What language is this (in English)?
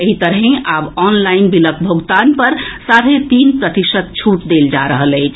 Maithili